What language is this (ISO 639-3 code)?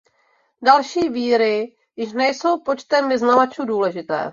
ces